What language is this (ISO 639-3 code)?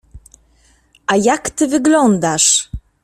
pol